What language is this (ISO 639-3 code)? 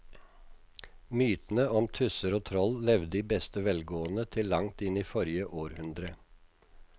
nor